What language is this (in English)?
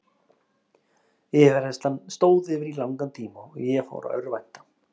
Icelandic